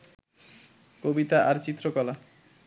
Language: Bangla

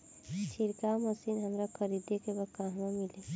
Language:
Bhojpuri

